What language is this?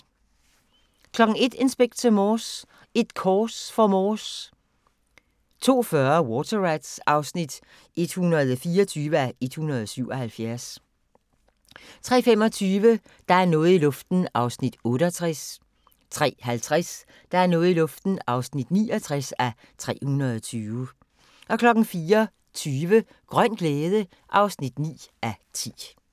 Danish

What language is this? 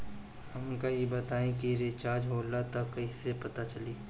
Bhojpuri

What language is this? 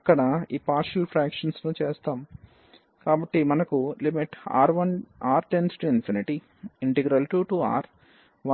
Telugu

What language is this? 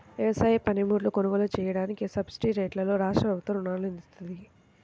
Telugu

